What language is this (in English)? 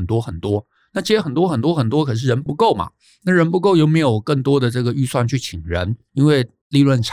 Chinese